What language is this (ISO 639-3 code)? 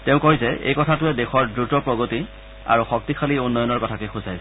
asm